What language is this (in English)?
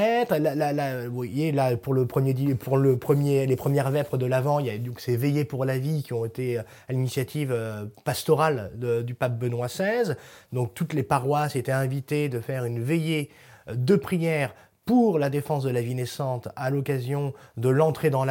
French